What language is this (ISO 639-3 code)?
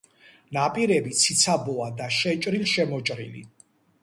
kat